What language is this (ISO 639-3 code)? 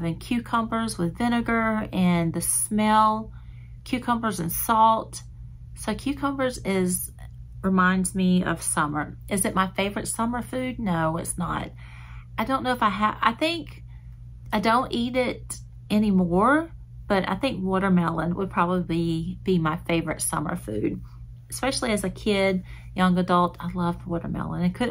eng